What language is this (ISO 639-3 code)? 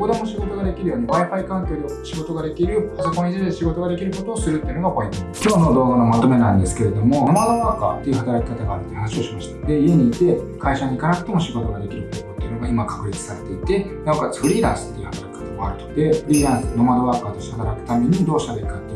jpn